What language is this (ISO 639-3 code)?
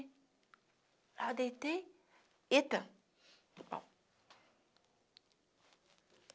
por